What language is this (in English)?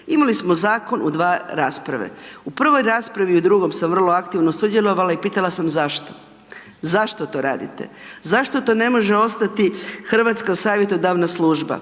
Croatian